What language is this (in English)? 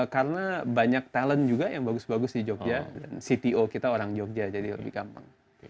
Indonesian